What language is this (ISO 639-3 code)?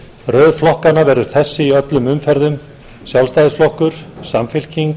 isl